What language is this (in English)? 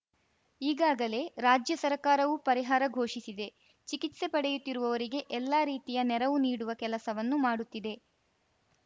Kannada